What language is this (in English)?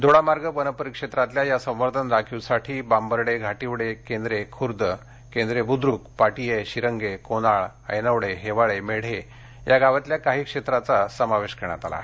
Marathi